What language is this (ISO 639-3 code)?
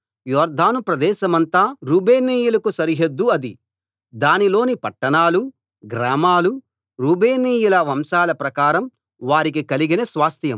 tel